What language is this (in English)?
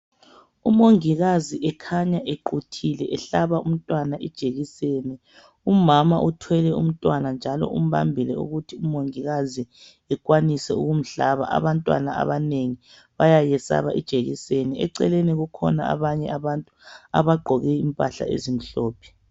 North Ndebele